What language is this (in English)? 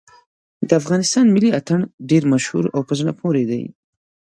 Pashto